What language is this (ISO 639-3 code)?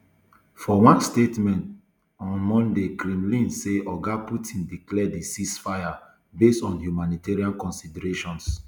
pcm